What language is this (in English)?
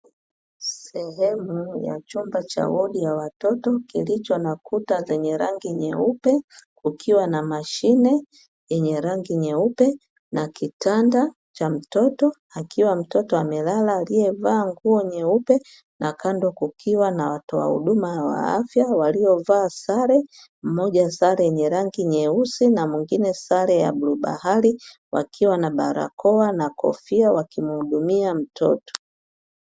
Swahili